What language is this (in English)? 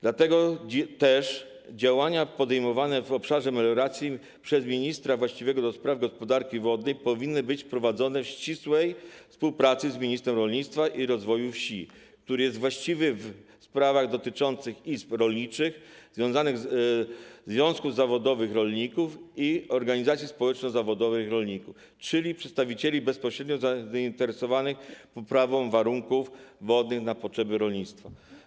Polish